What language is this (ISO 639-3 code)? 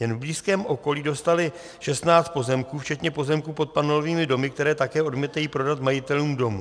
ces